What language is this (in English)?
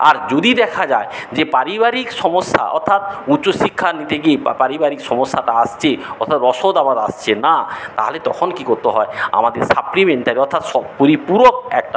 Bangla